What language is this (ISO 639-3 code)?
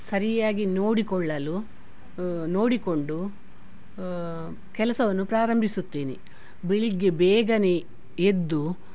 kan